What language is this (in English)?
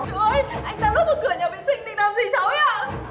Vietnamese